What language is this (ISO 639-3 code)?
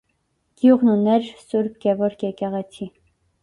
hye